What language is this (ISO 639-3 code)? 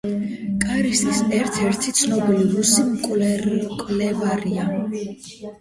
kat